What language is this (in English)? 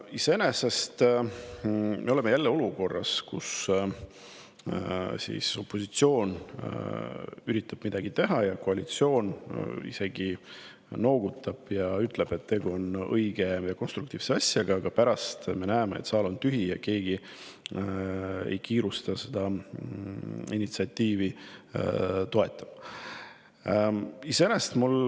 Estonian